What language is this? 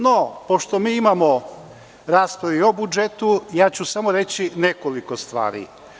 Serbian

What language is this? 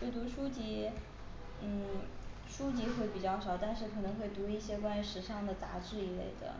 Chinese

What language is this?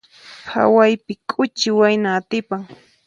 Puno Quechua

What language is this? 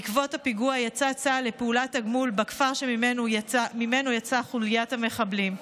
Hebrew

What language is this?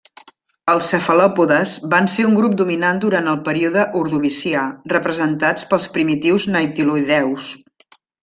Catalan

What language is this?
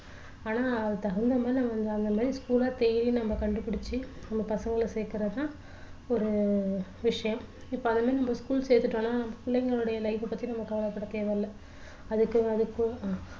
Tamil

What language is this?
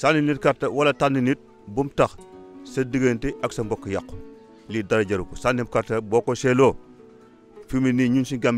Arabic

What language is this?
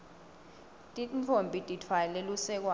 Swati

